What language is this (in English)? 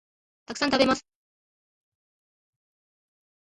Japanese